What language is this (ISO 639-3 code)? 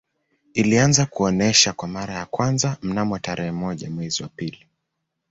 swa